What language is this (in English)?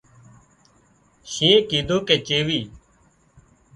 Wadiyara Koli